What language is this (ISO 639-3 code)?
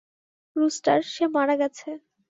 ben